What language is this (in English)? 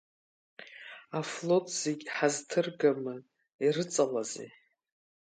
Abkhazian